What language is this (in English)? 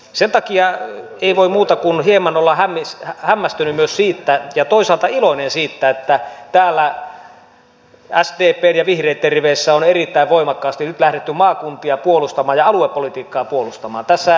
Finnish